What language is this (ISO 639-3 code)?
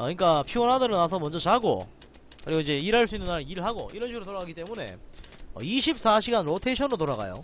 kor